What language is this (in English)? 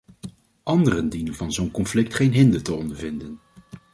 Dutch